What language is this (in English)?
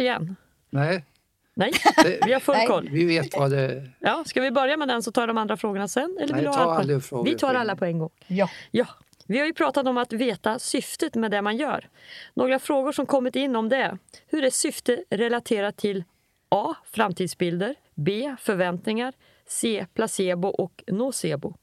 Swedish